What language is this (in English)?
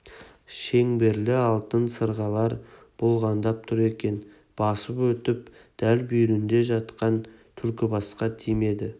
Kazakh